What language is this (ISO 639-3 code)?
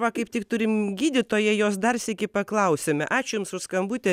lit